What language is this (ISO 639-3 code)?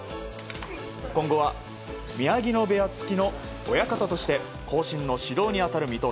jpn